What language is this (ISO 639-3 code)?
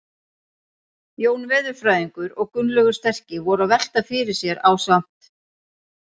isl